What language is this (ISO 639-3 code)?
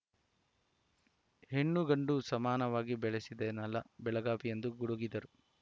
kan